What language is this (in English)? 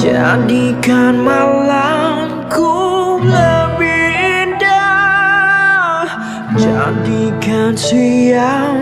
Indonesian